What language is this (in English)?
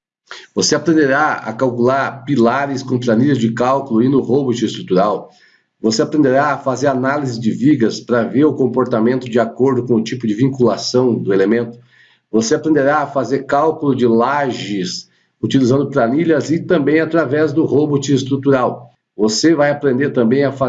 Portuguese